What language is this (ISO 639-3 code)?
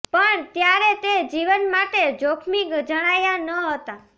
guj